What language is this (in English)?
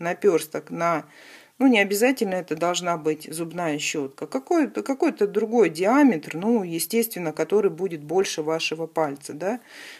Russian